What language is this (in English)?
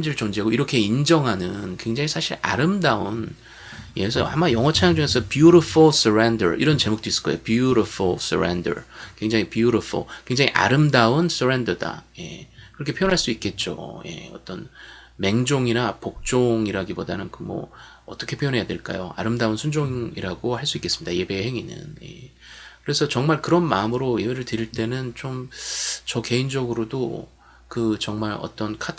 Korean